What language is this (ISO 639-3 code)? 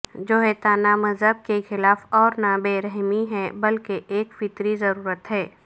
urd